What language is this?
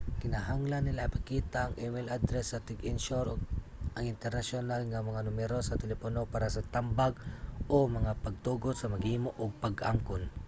Cebuano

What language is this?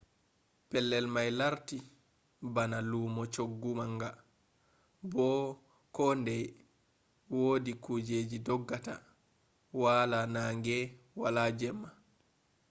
Fula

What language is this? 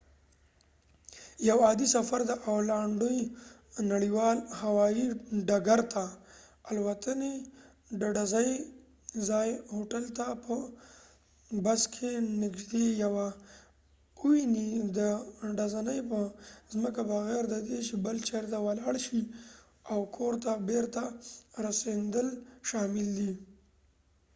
Pashto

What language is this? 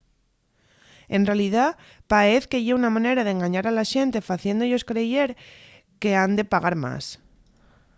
Asturian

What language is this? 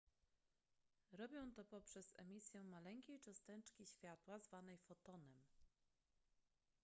Polish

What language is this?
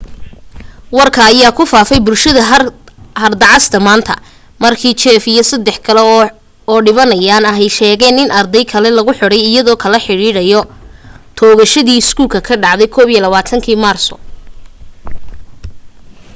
Somali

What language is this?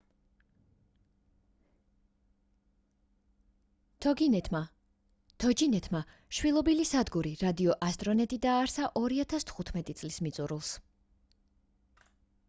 Georgian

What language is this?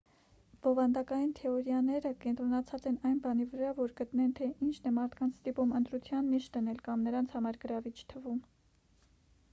Armenian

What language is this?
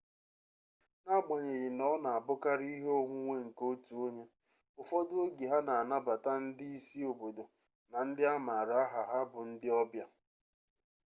Igbo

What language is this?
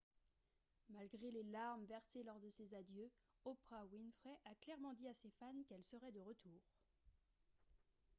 French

